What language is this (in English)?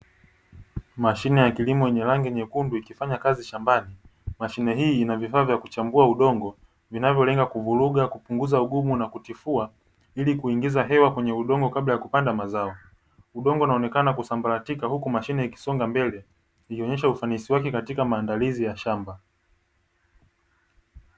Swahili